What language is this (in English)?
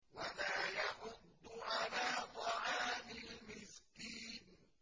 Arabic